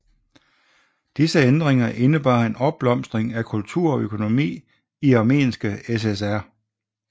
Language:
Danish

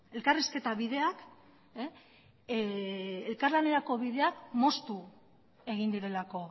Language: Basque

